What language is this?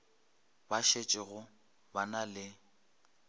Northern Sotho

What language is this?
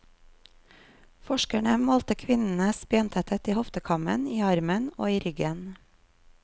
Norwegian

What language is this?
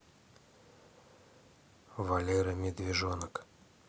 Russian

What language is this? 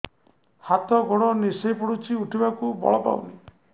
Odia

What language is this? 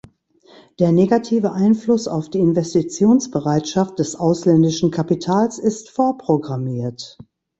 German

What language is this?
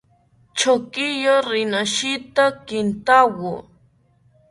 South Ucayali Ashéninka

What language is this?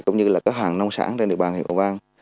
Vietnamese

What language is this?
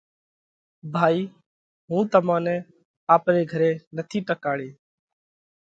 Parkari Koli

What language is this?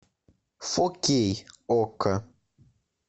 Russian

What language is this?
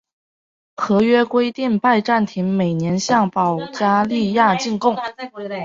Chinese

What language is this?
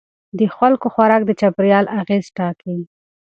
Pashto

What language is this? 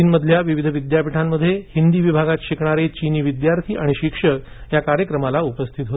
Marathi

